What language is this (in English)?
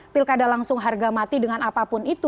Indonesian